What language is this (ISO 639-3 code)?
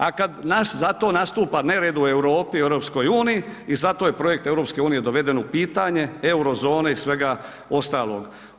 hrv